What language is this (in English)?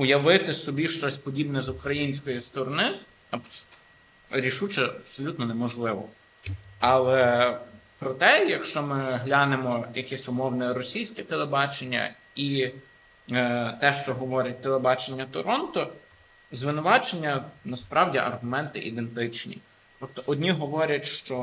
Ukrainian